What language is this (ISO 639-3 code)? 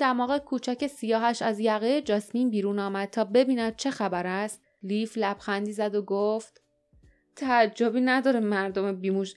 fas